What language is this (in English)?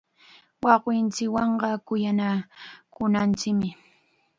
Chiquián Ancash Quechua